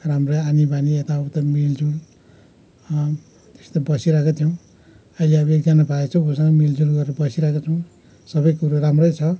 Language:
Nepali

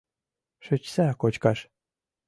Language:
Mari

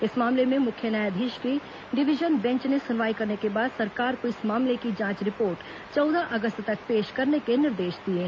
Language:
Hindi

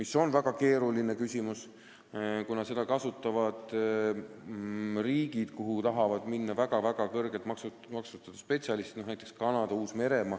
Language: Estonian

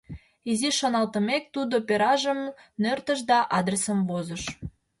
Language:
Mari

